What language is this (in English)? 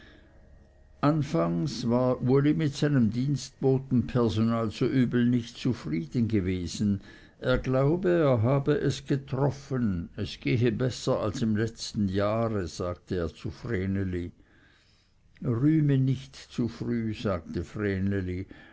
German